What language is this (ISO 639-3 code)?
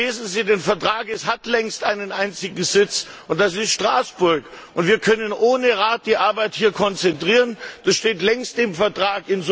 deu